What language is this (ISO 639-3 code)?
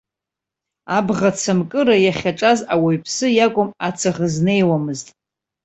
abk